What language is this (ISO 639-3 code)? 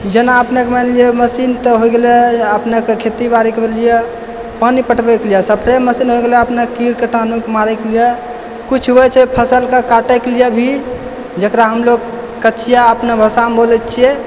mai